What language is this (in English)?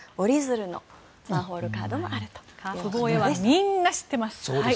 Japanese